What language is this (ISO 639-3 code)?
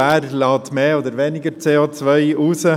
gsw